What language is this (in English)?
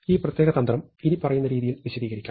Malayalam